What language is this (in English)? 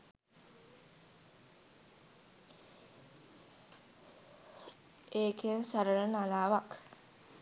Sinhala